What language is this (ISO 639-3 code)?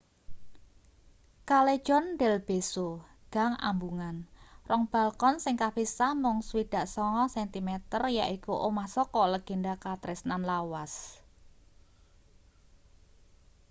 jav